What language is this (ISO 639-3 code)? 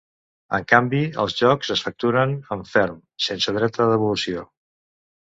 cat